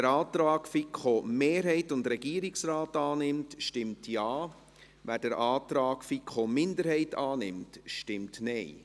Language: Swiss German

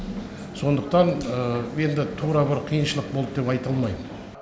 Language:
Kazakh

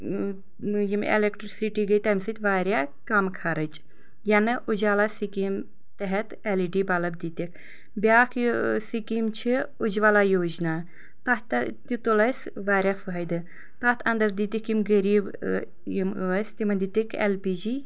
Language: Kashmiri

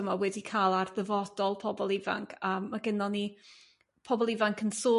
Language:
Welsh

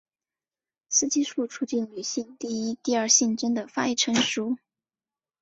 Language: Chinese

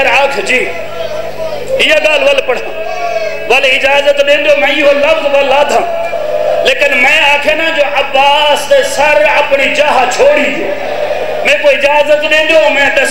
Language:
Arabic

